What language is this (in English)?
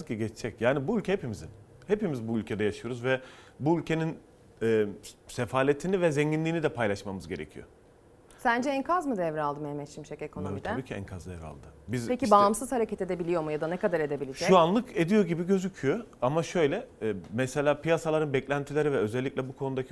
Turkish